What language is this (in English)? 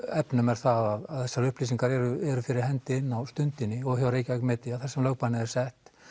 Icelandic